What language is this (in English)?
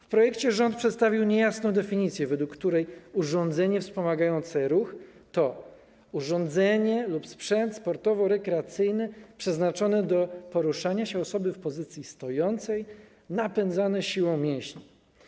Polish